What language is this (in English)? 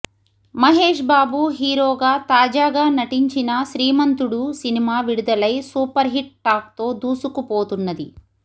Telugu